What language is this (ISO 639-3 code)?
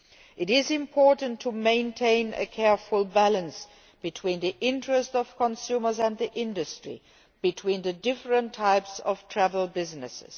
eng